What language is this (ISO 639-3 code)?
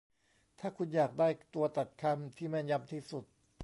tha